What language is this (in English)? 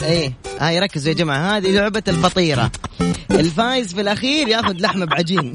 Arabic